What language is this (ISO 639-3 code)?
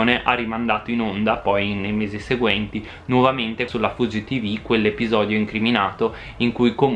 ita